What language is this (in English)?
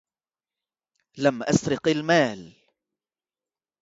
Arabic